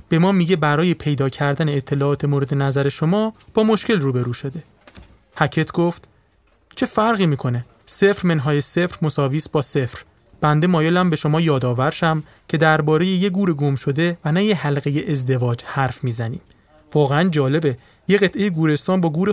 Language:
Persian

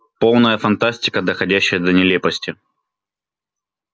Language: Russian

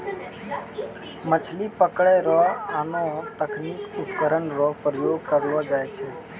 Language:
Maithili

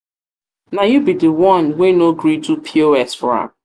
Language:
Nigerian Pidgin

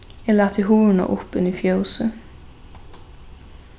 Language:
Faroese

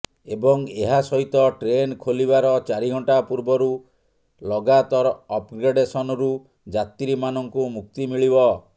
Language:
Odia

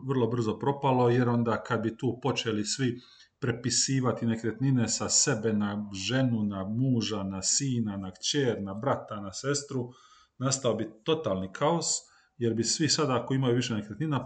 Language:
Croatian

